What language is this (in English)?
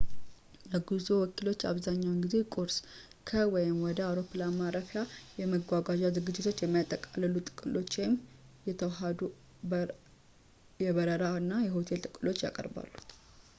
Amharic